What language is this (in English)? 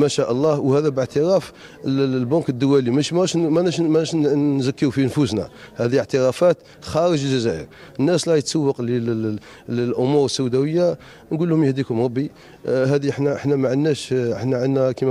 Arabic